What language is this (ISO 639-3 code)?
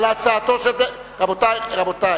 heb